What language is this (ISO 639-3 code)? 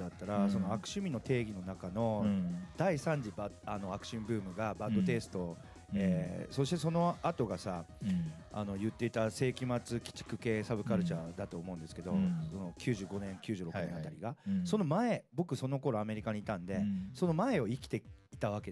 jpn